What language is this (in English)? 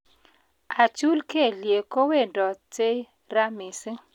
Kalenjin